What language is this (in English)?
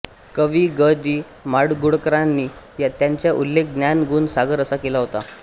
Marathi